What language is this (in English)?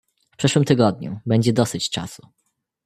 Polish